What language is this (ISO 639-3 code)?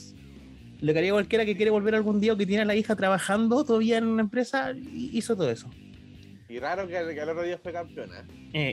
spa